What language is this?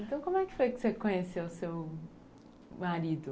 Portuguese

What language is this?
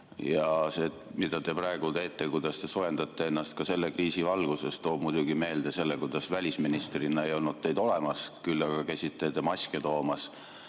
Estonian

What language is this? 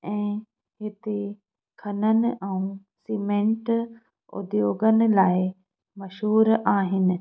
Sindhi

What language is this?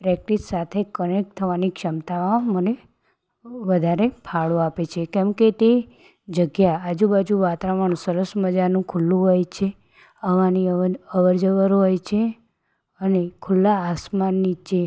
Gujarati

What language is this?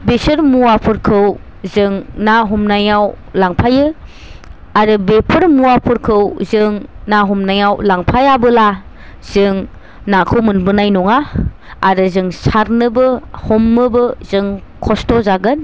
Bodo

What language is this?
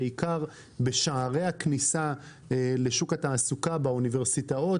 Hebrew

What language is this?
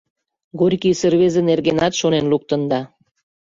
Mari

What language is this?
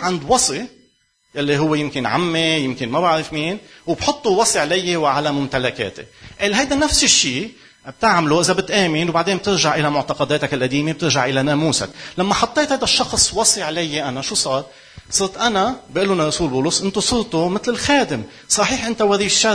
Arabic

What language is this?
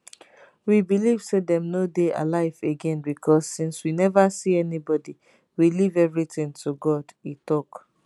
Nigerian Pidgin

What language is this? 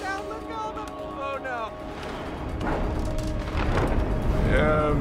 German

